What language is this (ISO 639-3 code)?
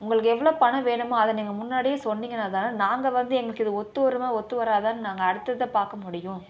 tam